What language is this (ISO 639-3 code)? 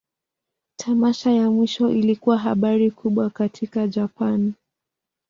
swa